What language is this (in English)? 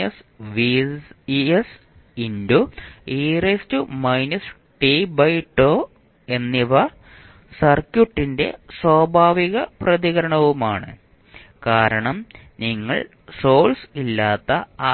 Malayalam